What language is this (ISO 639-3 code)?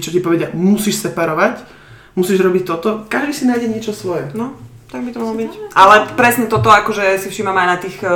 slk